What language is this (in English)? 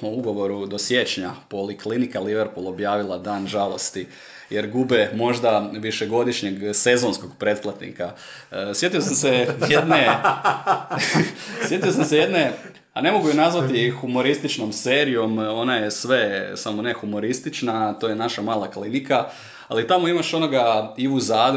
Croatian